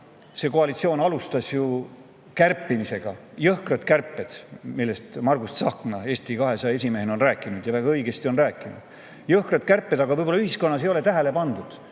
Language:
Estonian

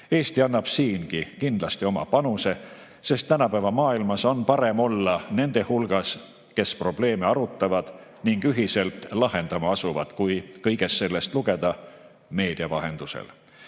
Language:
Estonian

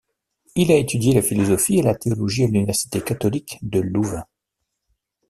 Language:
French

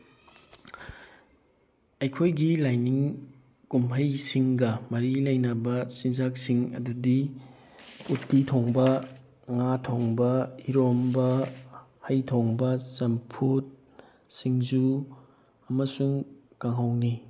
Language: Manipuri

